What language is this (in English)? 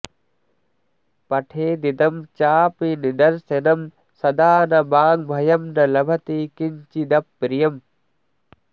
Sanskrit